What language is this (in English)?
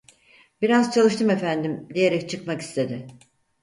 Turkish